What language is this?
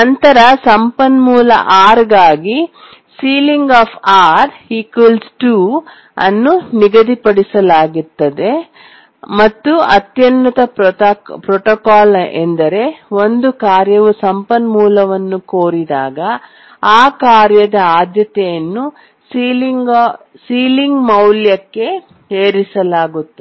Kannada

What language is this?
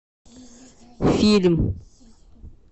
Russian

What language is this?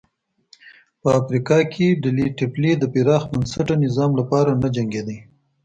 Pashto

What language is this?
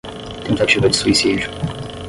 Portuguese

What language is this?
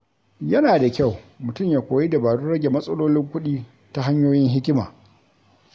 Hausa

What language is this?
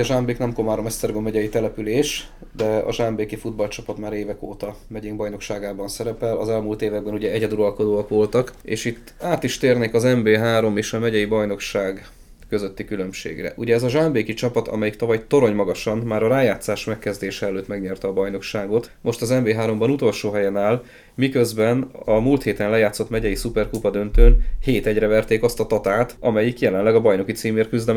Hungarian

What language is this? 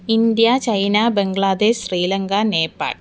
Sanskrit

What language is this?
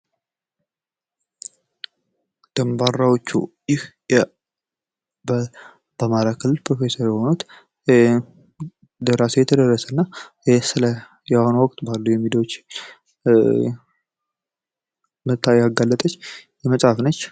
Amharic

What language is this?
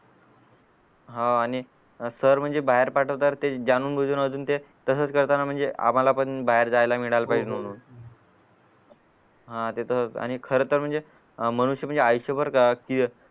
Marathi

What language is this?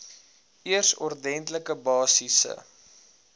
Afrikaans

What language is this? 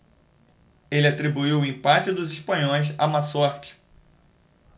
Portuguese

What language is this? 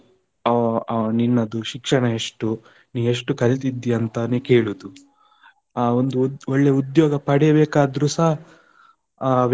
Kannada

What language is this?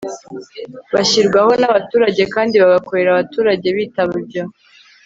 Kinyarwanda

